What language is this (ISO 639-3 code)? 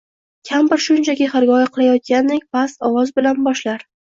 uzb